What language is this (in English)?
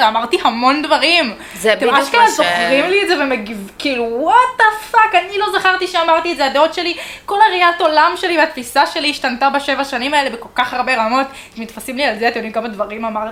Hebrew